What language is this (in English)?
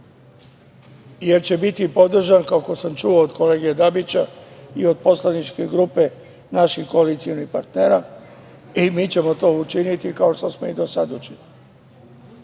Serbian